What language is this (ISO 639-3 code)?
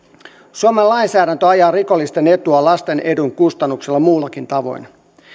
fin